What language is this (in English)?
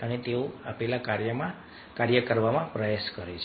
Gujarati